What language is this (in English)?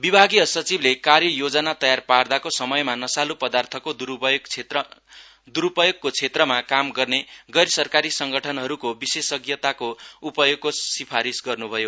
Nepali